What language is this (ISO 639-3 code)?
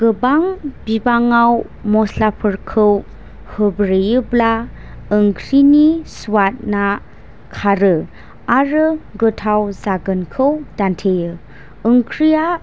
brx